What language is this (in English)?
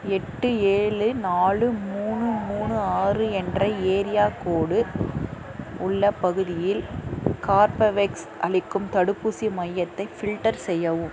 Tamil